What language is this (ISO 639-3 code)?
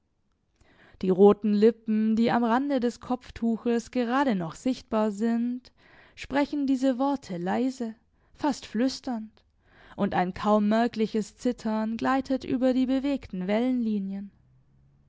deu